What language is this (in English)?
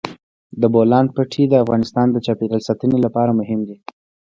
Pashto